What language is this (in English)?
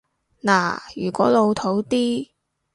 Cantonese